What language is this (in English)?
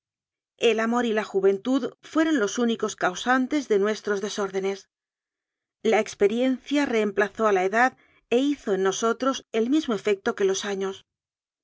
Spanish